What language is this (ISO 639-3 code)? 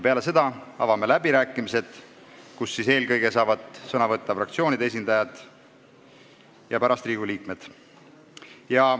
est